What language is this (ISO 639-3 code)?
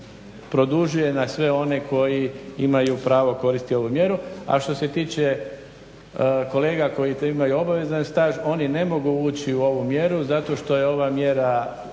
hrv